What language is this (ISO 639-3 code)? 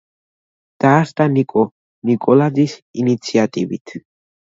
kat